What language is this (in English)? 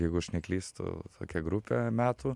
Lithuanian